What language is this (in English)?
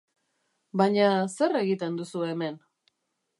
Basque